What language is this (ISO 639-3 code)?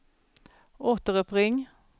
swe